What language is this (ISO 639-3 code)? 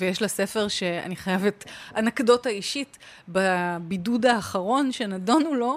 heb